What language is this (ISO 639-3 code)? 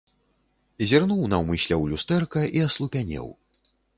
bel